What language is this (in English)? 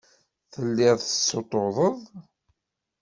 Kabyle